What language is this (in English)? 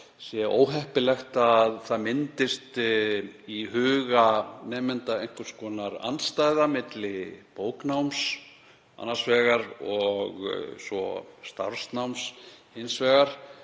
Icelandic